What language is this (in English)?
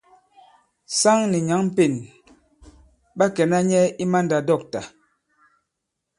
Bankon